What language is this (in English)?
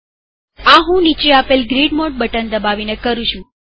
Gujarati